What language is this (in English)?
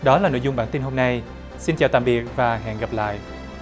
Vietnamese